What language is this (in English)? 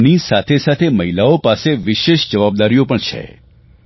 Gujarati